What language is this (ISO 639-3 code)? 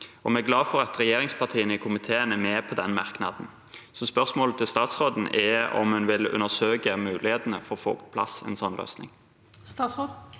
nor